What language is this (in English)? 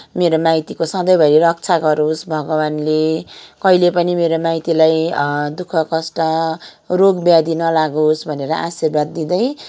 Nepali